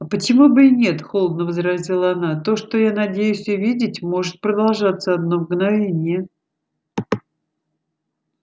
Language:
Russian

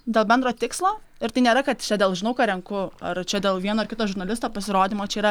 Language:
Lithuanian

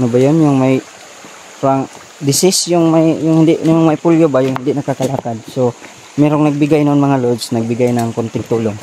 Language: Filipino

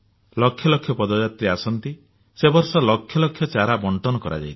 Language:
Odia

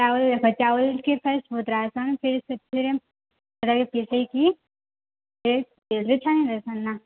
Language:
Odia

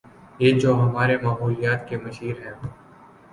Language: Urdu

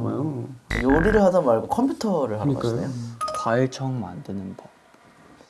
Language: Korean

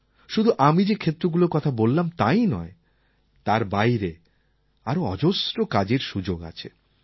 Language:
Bangla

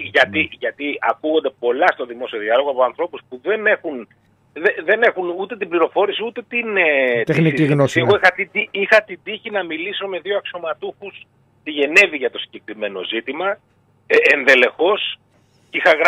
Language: Greek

